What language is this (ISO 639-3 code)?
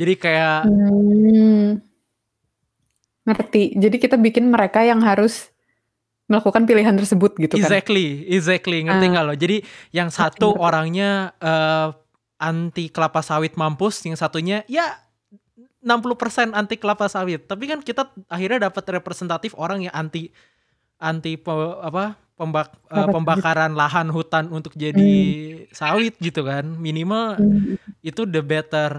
ind